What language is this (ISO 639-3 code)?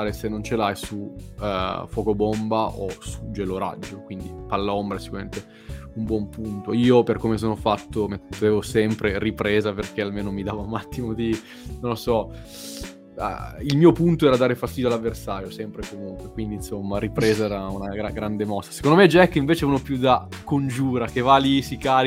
ita